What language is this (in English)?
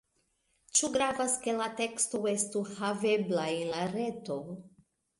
Esperanto